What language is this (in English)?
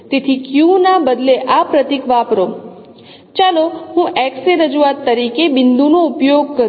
Gujarati